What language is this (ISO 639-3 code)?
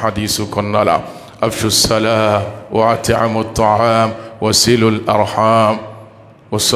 ara